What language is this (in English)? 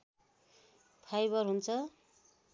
Nepali